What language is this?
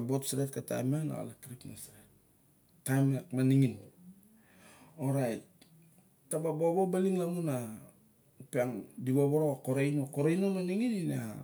Barok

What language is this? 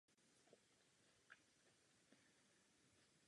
Czech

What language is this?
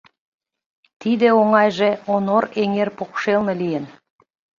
Mari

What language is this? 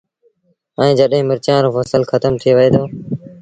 Sindhi Bhil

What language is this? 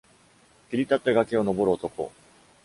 Japanese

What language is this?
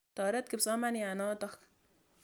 Kalenjin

